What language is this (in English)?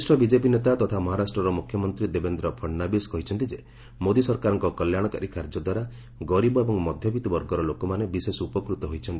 Odia